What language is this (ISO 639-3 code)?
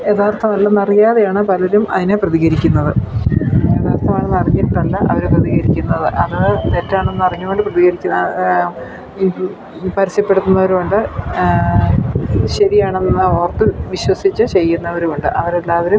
mal